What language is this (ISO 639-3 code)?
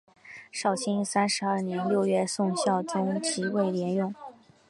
zho